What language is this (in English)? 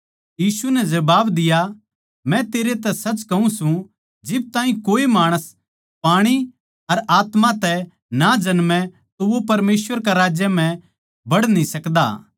Haryanvi